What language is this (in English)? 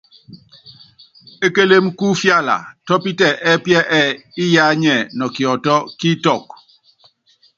Yangben